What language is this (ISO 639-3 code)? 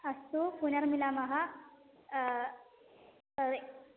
san